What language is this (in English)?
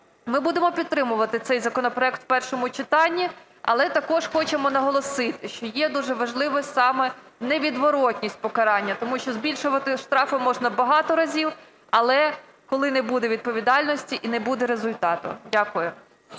Ukrainian